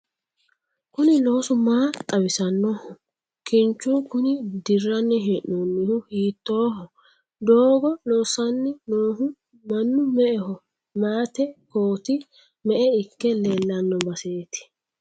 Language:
Sidamo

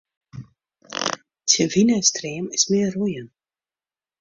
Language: Western Frisian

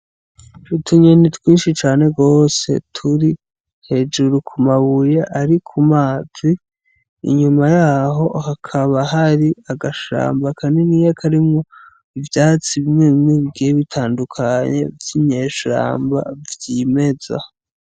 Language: Rundi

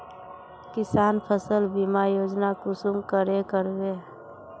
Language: Magahi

